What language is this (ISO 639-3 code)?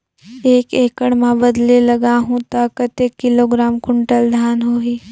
hne